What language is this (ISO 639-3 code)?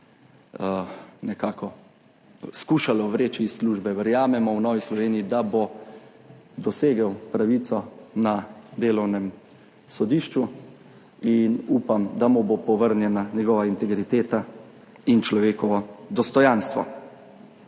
slv